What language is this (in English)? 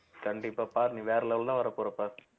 Tamil